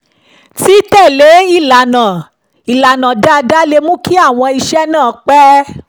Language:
Yoruba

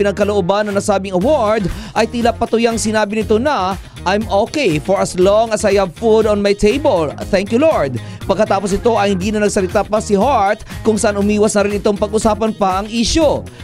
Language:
Filipino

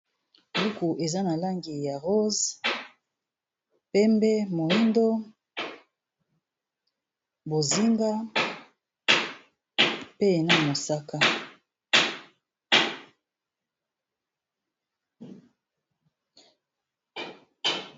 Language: Lingala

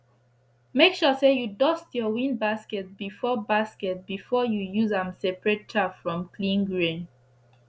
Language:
Nigerian Pidgin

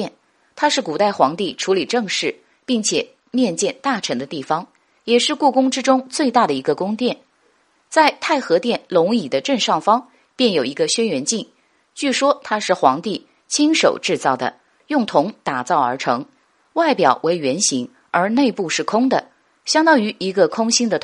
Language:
Chinese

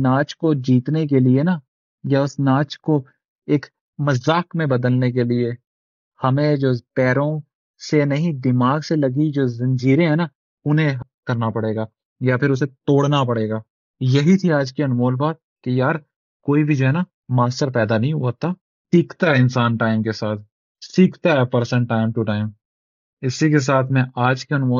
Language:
Urdu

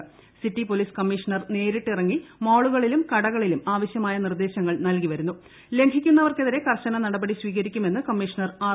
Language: Malayalam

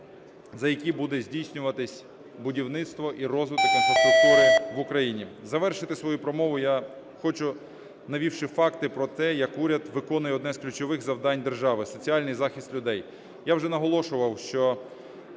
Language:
Ukrainian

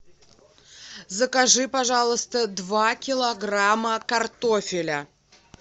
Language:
Russian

